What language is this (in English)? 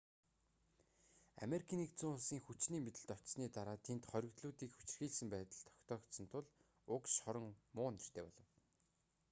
Mongolian